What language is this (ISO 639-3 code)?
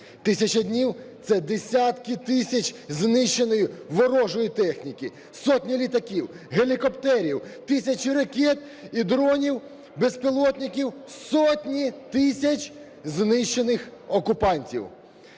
ukr